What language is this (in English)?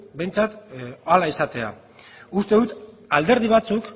Basque